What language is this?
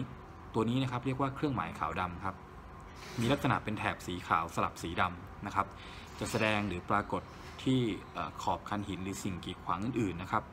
Thai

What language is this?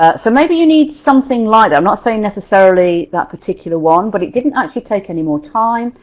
English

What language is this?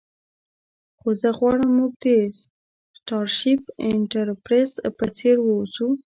Pashto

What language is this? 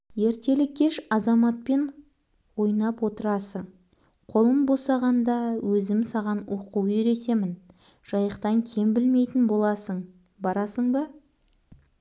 Kazakh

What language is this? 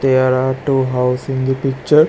English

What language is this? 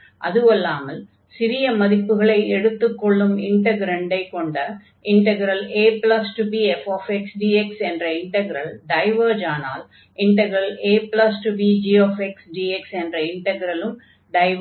Tamil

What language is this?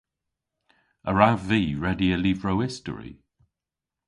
Cornish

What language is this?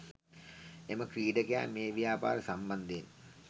Sinhala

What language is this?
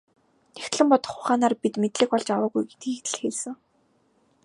Mongolian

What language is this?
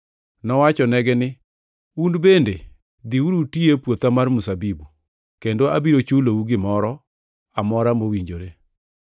Luo (Kenya and Tanzania)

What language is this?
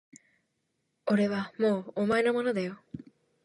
Japanese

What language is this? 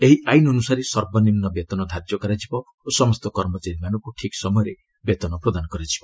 Odia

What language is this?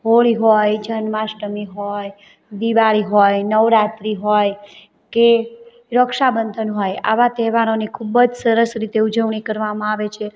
Gujarati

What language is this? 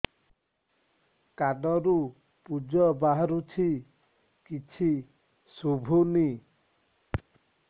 Odia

